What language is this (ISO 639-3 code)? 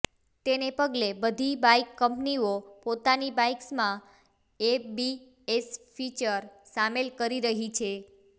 guj